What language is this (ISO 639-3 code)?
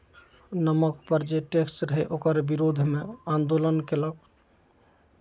mai